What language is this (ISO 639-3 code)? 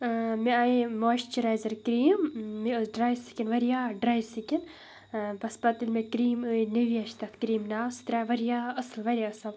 kas